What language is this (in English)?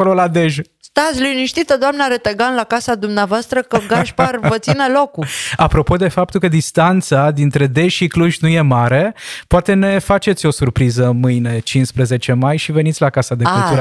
Romanian